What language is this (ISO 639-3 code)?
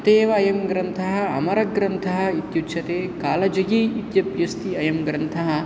san